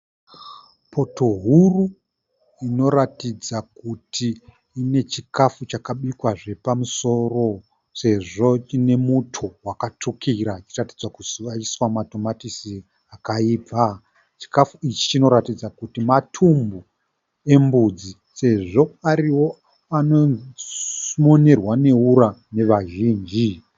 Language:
Shona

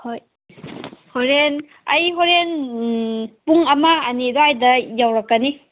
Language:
Manipuri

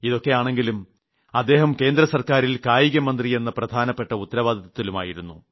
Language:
Malayalam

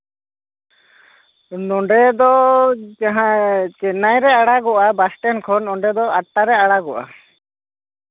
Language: Santali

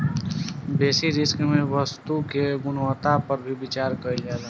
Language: Bhojpuri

